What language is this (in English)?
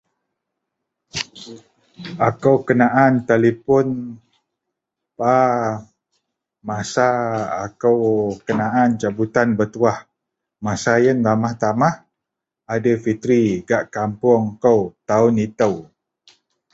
Central Melanau